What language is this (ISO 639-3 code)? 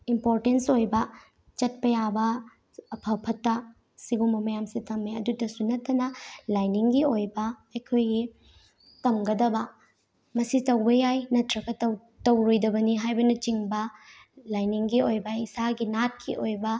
mni